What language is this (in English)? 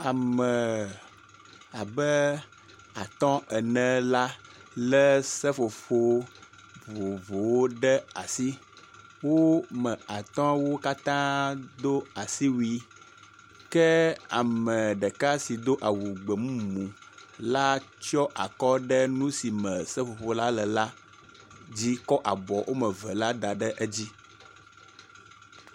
Ewe